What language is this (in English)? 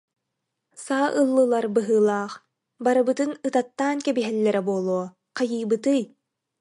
Yakut